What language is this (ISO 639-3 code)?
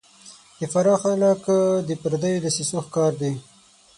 pus